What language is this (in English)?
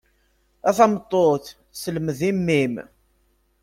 Kabyle